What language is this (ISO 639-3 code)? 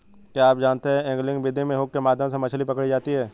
hin